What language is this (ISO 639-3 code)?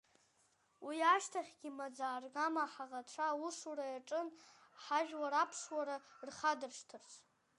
abk